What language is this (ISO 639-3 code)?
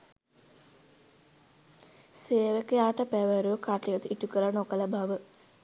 sin